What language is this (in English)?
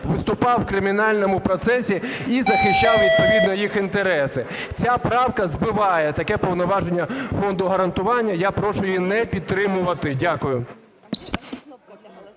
Ukrainian